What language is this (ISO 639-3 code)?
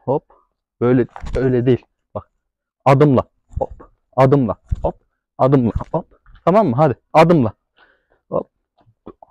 tur